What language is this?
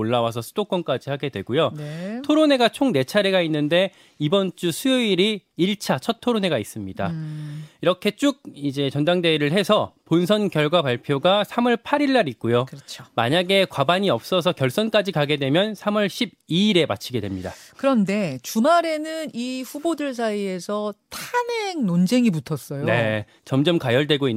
Korean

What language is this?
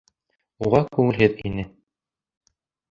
Bashkir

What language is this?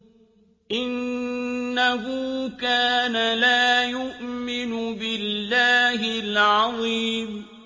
Arabic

